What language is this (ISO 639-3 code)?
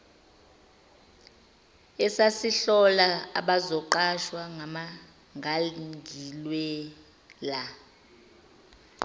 zul